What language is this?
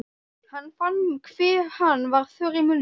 Icelandic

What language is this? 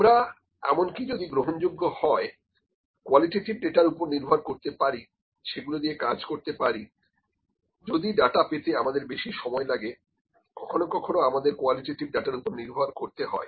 Bangla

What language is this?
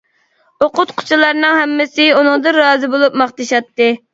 Uyghur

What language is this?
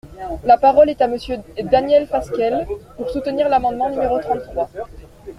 French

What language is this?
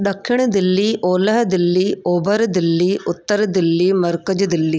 Sindhi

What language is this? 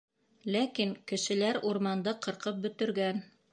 Bashkir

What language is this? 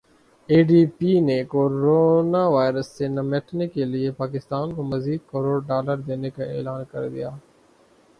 Urdu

